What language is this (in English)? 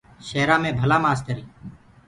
Gurgula